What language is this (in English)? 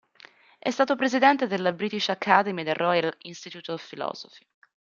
Italian